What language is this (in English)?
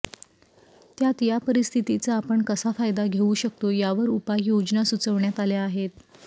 Marathi